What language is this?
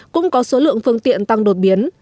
Vietnamese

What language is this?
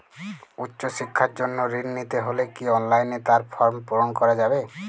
Bangla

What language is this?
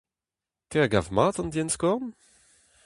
Breton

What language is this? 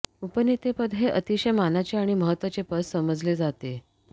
Marathi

